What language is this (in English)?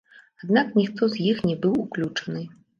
Belarusian